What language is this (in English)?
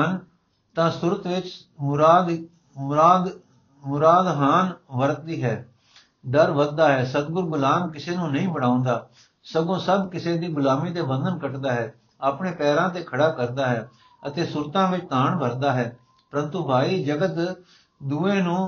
Punjabi